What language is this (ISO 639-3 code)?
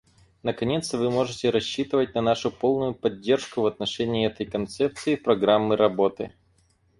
rus